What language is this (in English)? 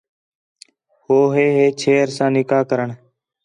Khetrani